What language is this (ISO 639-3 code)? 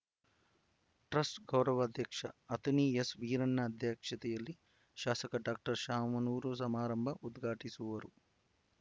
kan